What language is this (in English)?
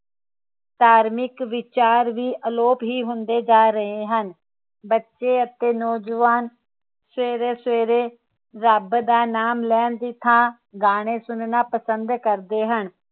Punjabi